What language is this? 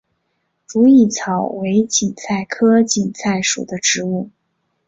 Chinese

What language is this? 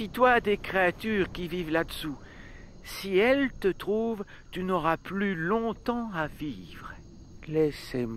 French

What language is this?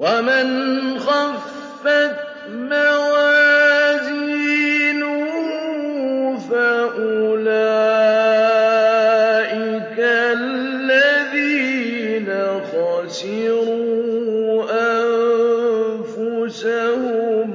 Arabic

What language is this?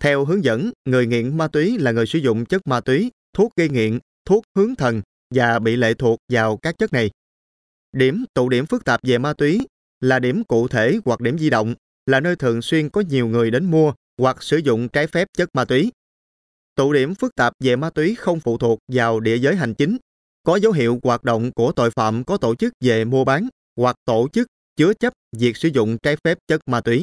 Vietnamese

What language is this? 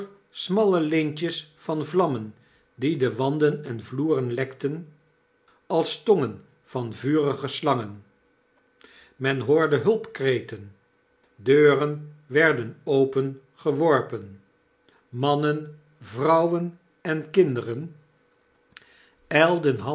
Dutch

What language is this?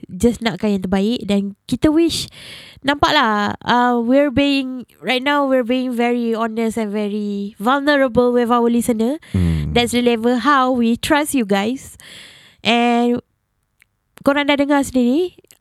Malay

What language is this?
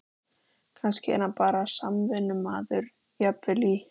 Icelandic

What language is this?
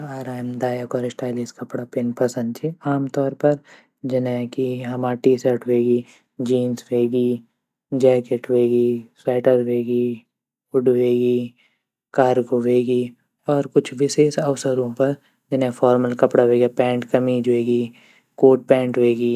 Garhwali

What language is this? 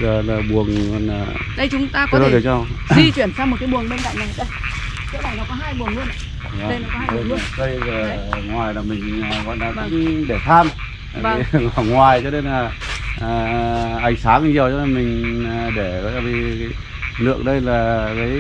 Vietnamese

